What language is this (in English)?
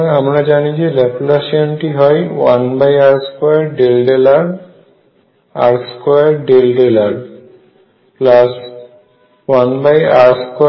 Bangla